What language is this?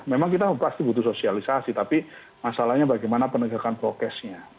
Indonesian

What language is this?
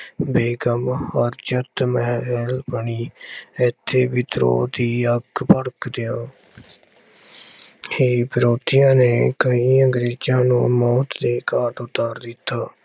Punjabi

